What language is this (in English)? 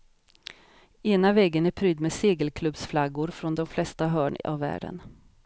Swedish